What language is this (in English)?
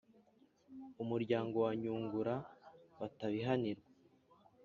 Kinyarwanda